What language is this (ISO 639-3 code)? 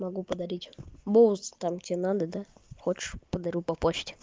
rus